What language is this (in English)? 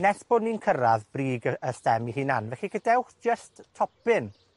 Welsh